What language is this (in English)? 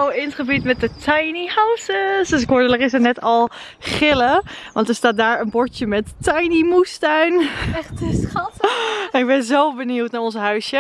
Dutch